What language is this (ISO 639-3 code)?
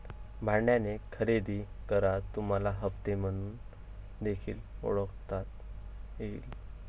mar